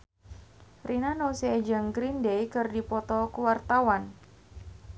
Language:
Sundanese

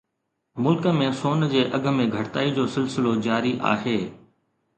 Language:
Sindhi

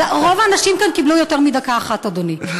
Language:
Hebrew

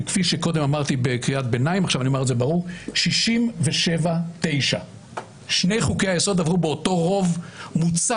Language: Hebrew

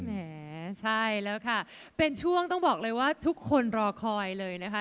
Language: Thai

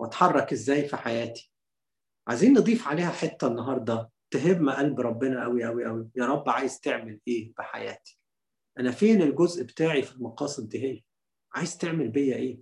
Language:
Arabic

